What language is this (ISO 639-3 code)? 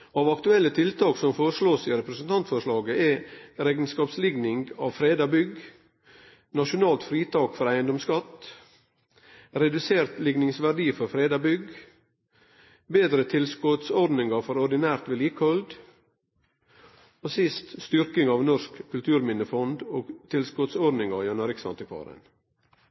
nno